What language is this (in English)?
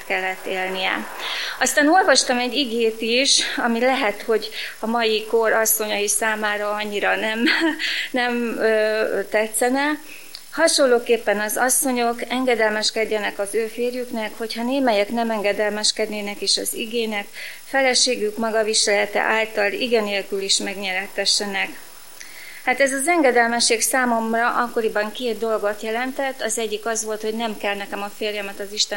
Hungarian